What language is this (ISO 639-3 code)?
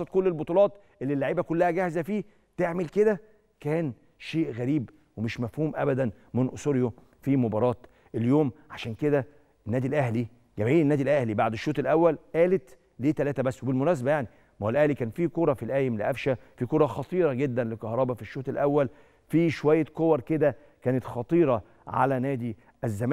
ara